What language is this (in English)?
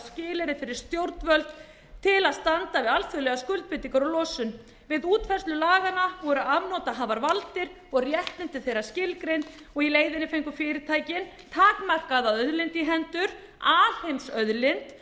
Icelandic